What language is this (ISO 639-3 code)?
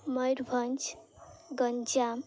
ori